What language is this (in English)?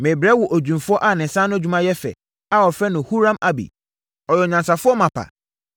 Akan